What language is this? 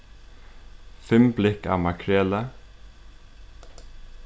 Faroese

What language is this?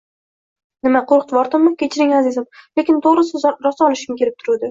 Uzbek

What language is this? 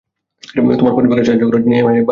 Bangla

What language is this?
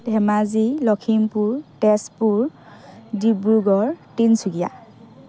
Assamese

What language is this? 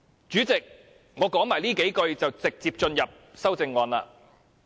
Cantonese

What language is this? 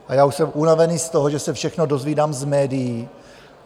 Czech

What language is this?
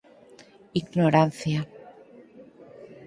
Galician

